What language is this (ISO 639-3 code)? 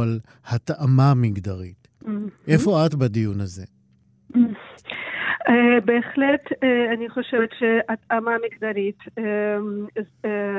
heb